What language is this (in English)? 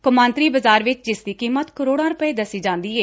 Punjabi